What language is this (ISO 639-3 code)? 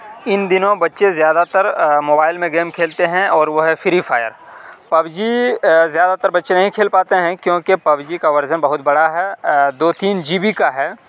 urd